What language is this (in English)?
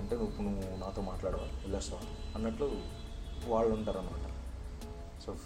Telugu